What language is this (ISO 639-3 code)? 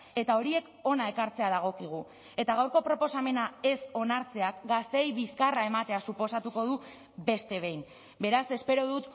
eus